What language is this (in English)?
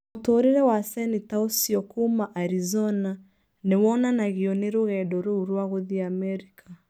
Kikuyu